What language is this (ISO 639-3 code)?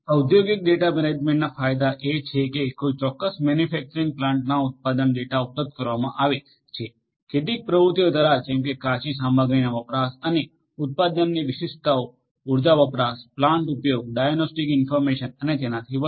guj